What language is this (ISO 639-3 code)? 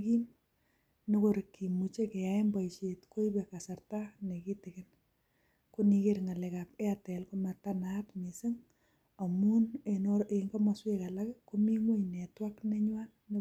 kln